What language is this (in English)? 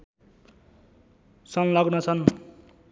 Nepali